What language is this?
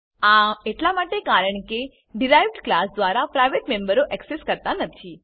Gujarati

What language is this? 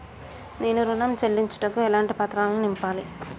Telugu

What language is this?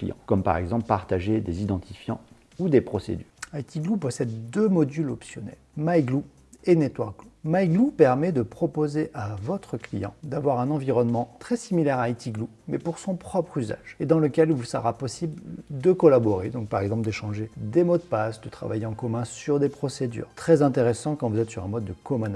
French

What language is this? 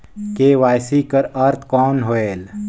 Chhattisgarhi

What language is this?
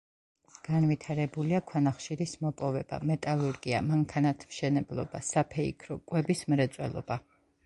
Georgian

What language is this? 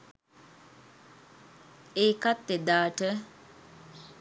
Sinhala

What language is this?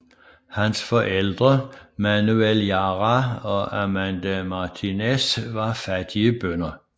Danish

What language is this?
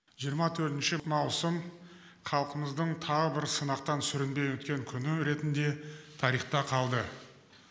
Kazakh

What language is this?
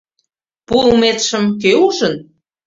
Mari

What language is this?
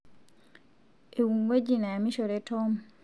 Masai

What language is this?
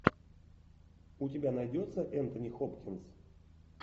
Russian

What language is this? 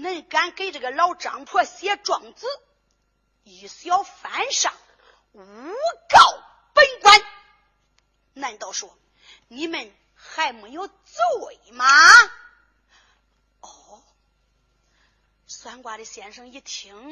Chinese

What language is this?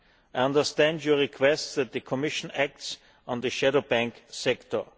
English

